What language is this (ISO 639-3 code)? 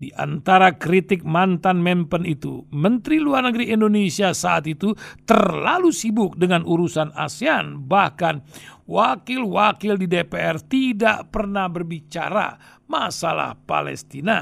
ind